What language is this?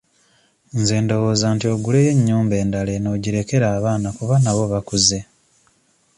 Ganda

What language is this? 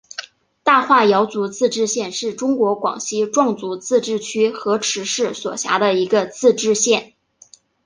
Chinese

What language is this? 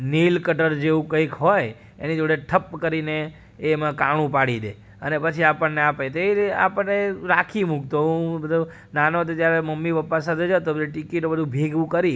Gujarati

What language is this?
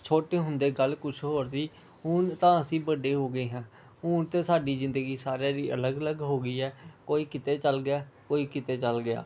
Punjabi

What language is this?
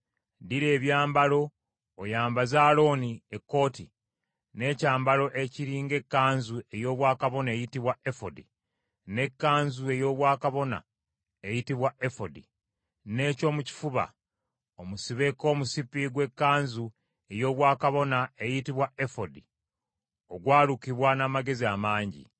Ganda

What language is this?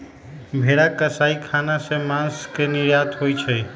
Magahi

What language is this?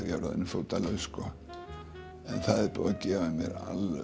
Icelandic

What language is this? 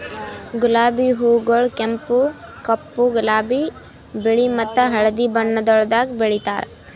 Kannada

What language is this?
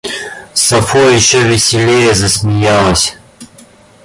Russian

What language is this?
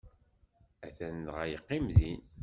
Kabyle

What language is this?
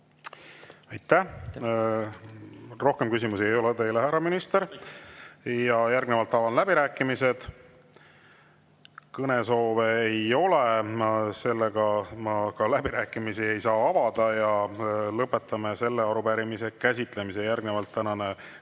Estonian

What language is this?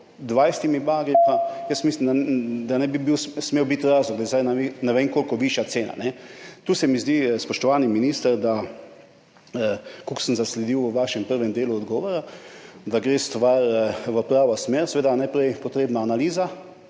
Slovenian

